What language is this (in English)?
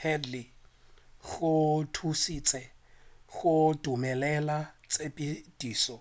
Northern Sotho